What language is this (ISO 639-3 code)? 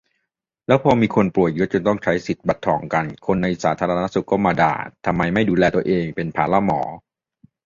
tha